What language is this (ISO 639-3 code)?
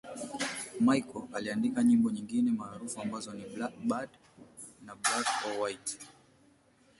swa